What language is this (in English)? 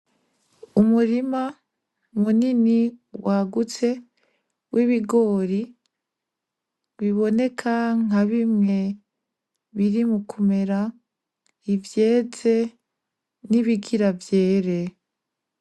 Rundi